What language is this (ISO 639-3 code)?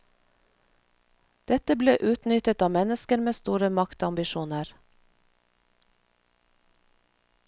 nor